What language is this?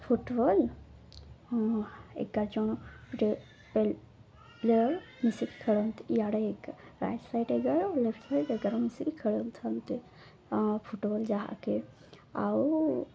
Odia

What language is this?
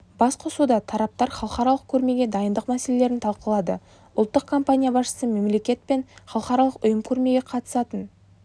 Kazakh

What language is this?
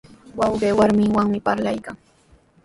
Sihuas Ancash Quechua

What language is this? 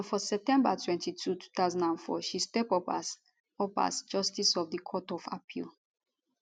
Nigerian Pidgin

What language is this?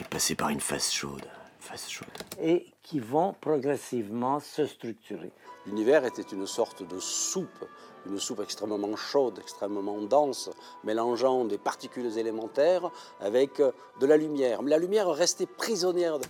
French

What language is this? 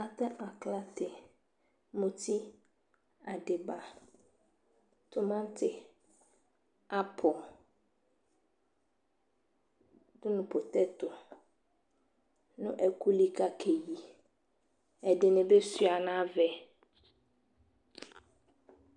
Ikposo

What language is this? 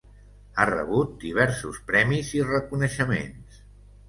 Catalan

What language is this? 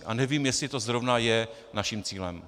Czech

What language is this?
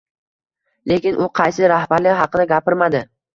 Uzbek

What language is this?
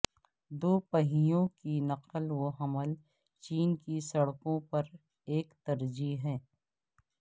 Urdu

